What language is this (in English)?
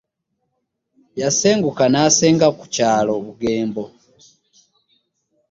Ganda